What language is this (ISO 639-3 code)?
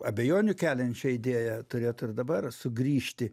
lit